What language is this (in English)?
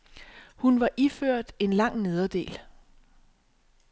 Danish